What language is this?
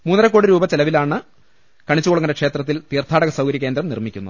Malayalam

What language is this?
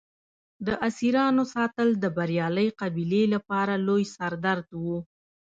Pashto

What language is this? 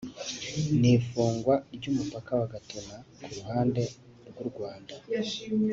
Kinyarwanda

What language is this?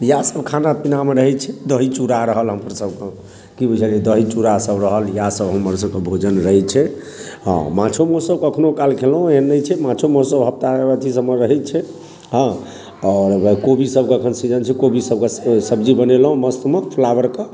Maithili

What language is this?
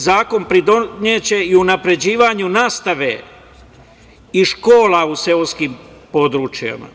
Serbian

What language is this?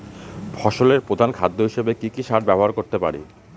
Bangla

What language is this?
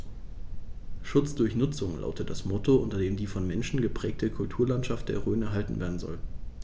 German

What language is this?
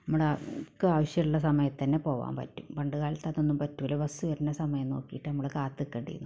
Malayalam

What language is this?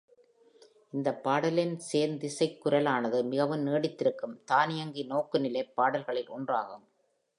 Tamil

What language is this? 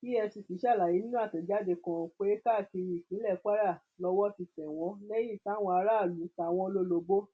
Yoruba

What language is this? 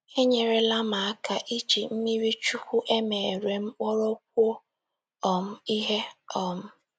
Igbo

